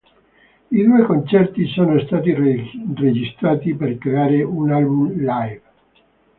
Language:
Italian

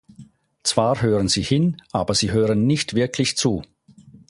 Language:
German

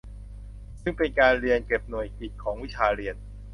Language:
Thai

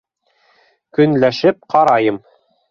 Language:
Bashkir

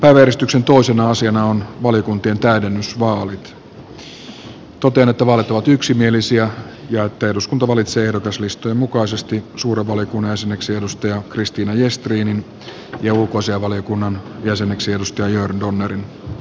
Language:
Finnish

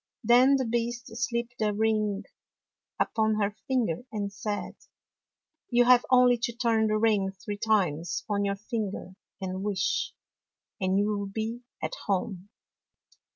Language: English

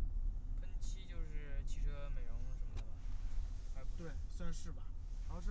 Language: Chinese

